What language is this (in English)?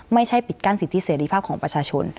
Thai